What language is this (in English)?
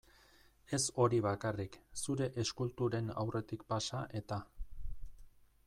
Basque